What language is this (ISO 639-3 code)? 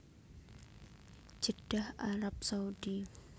jav